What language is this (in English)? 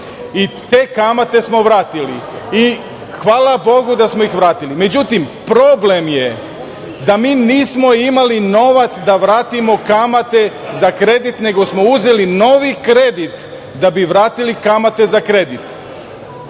Serbian